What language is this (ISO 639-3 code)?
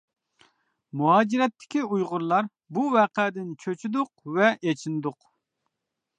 uig